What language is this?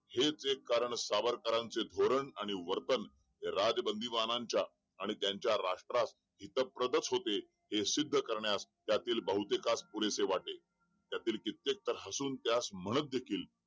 Marathi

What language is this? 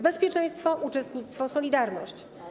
Polish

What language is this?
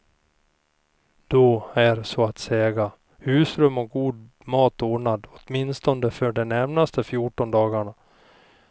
Swedish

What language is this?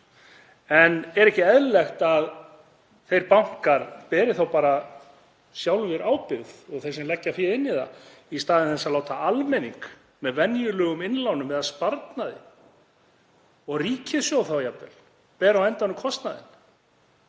Icelandic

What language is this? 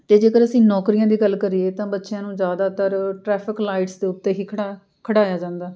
Punjabi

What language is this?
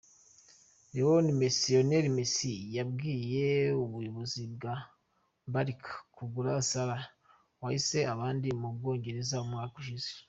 Kinyarwanda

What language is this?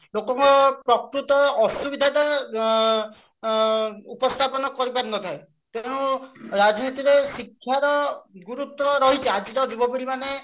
Odia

